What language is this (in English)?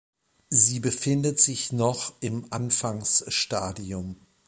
German